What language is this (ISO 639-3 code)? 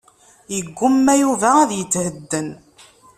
kab